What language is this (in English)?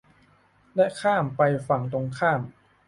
Thai